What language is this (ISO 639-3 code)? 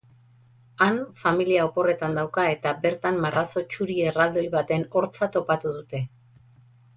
eus